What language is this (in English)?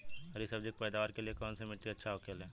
Bhojpuri